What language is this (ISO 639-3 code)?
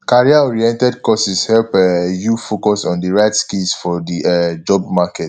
pcm